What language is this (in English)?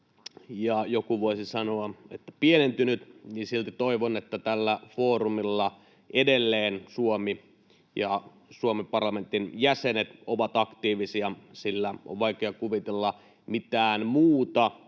Finnish